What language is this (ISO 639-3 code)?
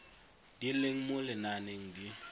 tsn